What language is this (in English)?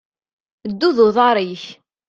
Kabyle